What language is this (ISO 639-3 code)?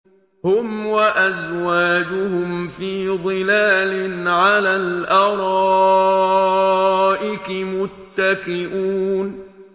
ara